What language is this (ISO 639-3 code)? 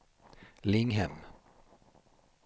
swe